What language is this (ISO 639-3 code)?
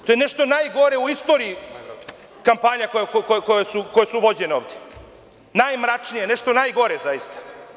srp